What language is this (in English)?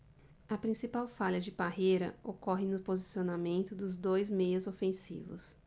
Portuguese